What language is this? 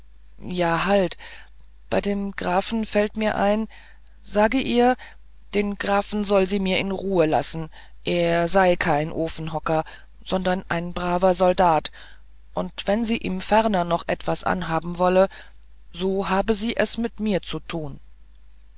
German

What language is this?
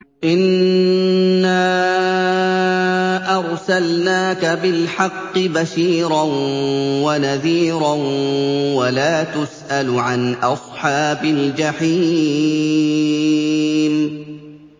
Arabic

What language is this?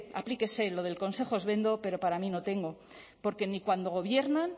Spanish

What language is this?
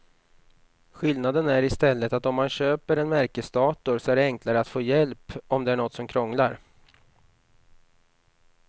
Swedish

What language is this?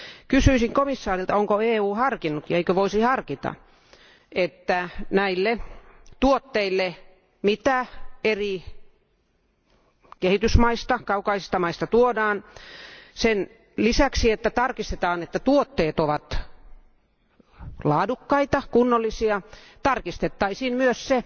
Finnish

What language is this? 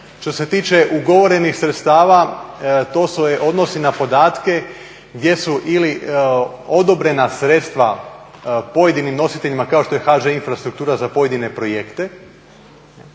Croatian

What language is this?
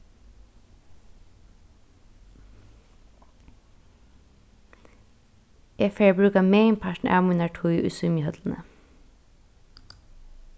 Faroese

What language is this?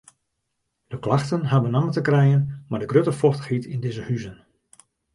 Western Frisian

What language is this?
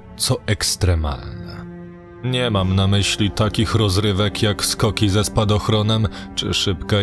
Polish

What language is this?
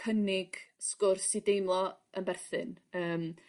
Welsh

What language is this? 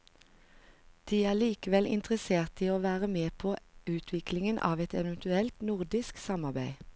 Norwegian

